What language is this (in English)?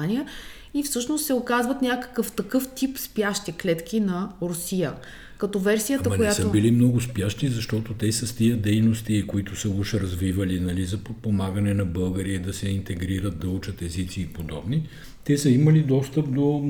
Bulgarian